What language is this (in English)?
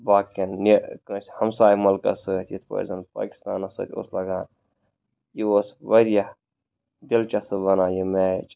Kashmiri